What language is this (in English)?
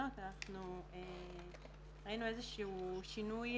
Hebrew